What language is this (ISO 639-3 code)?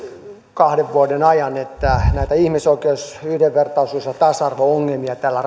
fin